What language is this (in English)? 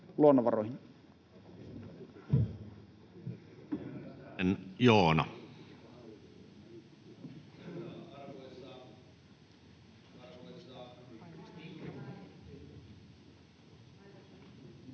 Finnish